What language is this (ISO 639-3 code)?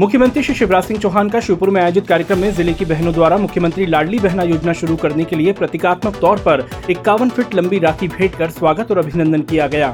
hin